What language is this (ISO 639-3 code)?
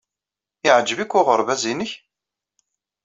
kab